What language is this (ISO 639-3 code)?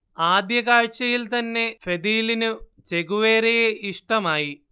mal